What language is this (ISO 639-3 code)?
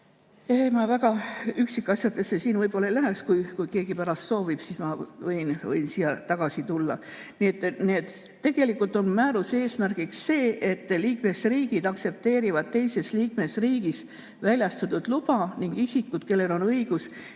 est